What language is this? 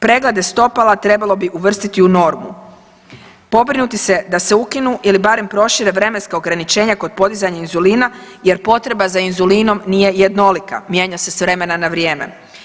Croatian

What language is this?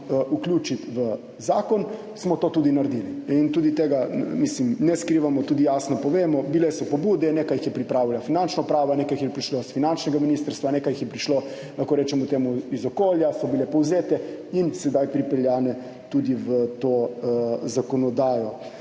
Slovenian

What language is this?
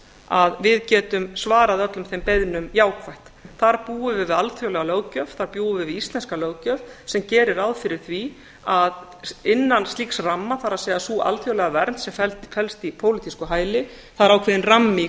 Icelandic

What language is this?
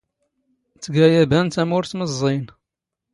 Standard Moroccan Tamazight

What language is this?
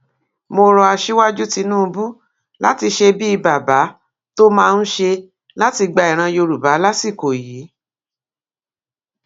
Yoruba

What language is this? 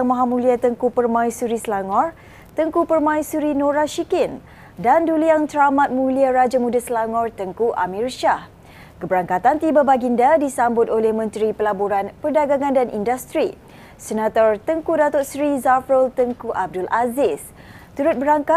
Malay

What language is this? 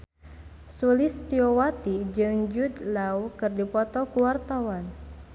Sundanese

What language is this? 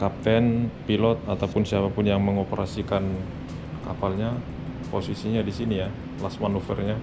Indonesian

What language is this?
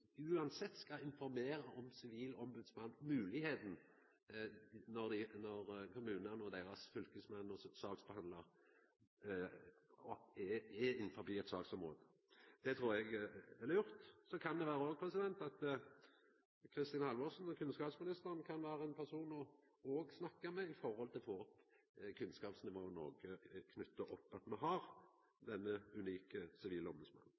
Norwegian Nynorsk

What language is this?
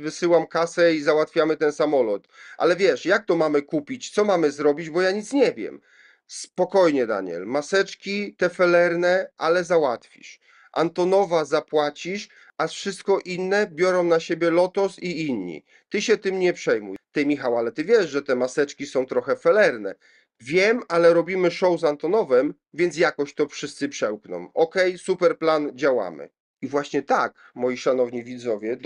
Polish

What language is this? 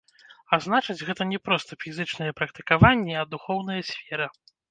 Belarusian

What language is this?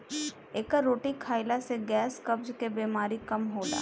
Bhojpuri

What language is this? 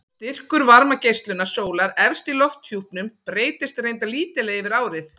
Icelandic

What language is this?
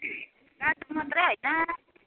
Nepali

